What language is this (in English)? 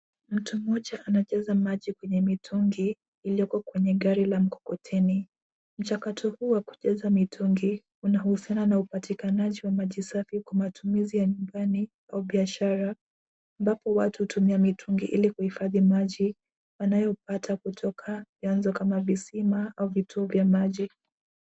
Swahili